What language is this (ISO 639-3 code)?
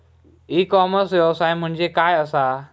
mar